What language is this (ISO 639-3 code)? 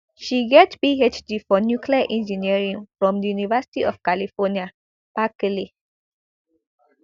pcm